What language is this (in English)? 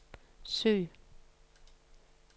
Danish